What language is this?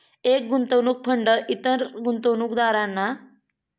Marathi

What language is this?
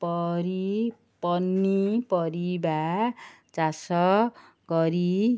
Odia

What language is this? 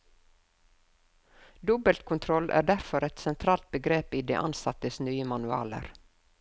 Norwegian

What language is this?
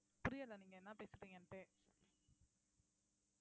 Tamil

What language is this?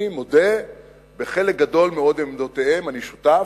Hebrew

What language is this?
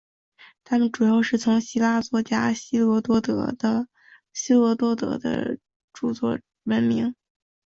Chinese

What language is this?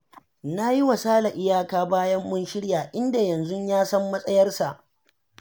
Hausa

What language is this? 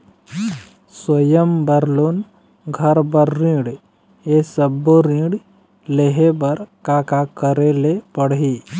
Chhattisgarhi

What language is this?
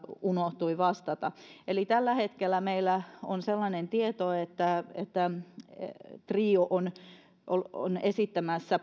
Finnish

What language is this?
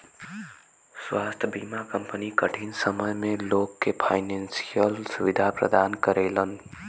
Bhojpuri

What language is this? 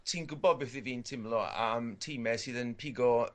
Welsh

